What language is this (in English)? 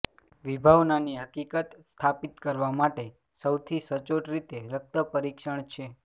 Gujarati